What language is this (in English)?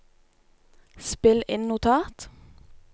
Norwegian